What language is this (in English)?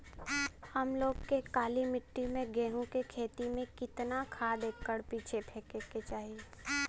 Bhojpuri